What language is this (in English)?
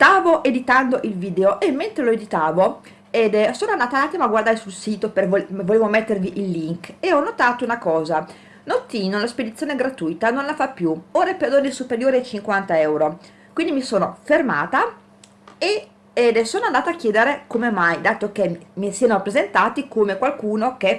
Italian